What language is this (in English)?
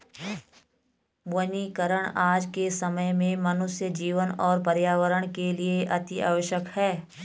Hindi